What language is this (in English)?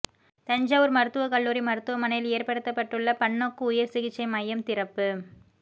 Tamil